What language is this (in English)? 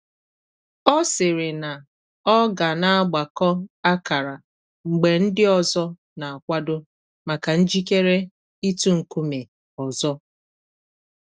Igbo